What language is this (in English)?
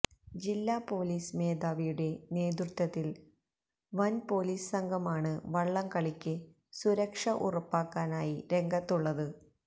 Malayalam